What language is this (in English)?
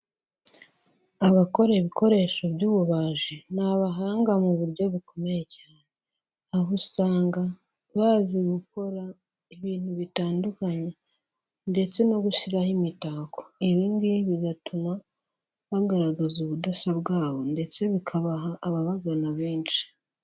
Kinyarwanda